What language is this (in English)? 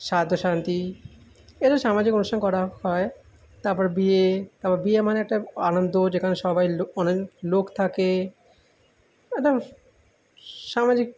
Bangla